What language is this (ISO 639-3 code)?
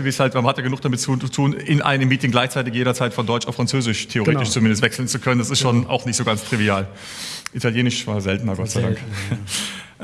deu